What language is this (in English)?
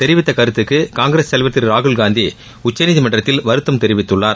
Tamil